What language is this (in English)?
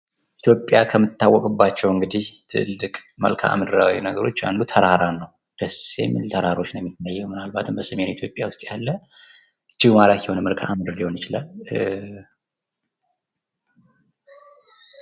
Amharic